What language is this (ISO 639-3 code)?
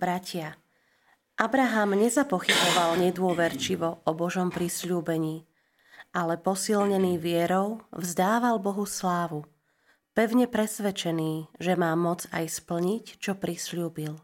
slk